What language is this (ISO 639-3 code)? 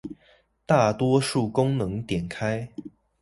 zho